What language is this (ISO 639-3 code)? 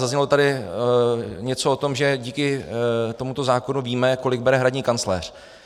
ces